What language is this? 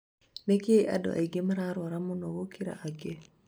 Kikuyu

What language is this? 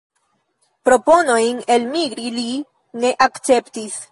Esperanto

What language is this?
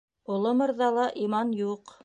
Bashkir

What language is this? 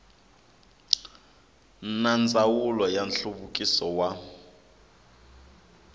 Tsonga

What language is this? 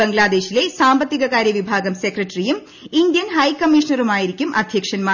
Malayalam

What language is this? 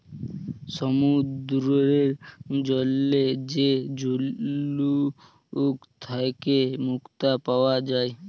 Bangla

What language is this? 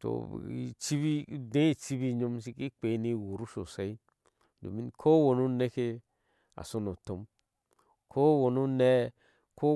Ashe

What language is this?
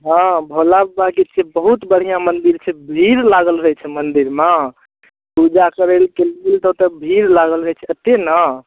Maithili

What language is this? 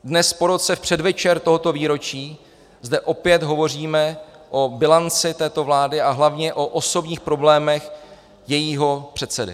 Czech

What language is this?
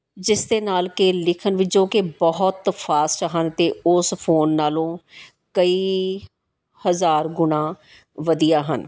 Punjabi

